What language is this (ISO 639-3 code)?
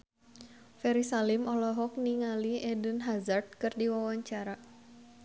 sun